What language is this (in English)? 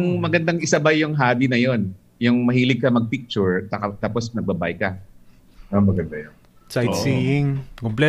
Filipino